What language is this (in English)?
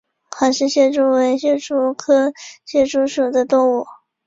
Chinese